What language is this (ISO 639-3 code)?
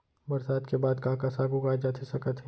hne